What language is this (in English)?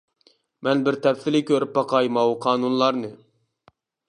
Uyghur